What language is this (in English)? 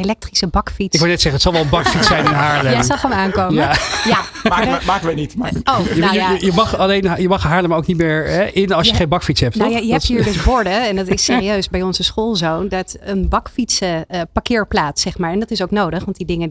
Dutch